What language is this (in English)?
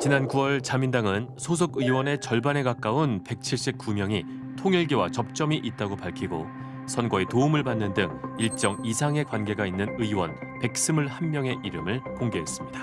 Korean